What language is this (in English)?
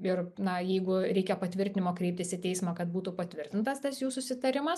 Lithuanian